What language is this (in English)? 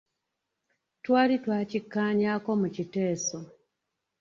Ganda